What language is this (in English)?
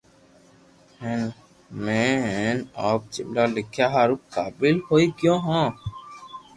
Loarki